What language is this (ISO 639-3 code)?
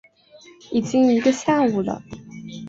zho